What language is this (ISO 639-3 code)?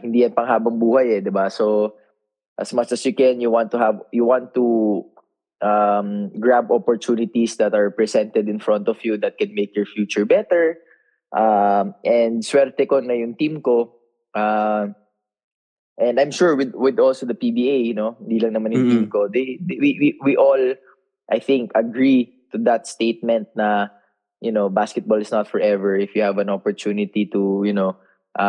fil